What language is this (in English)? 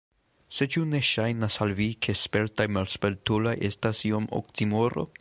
Esperanto